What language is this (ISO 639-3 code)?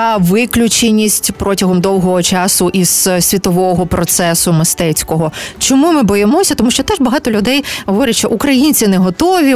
ukr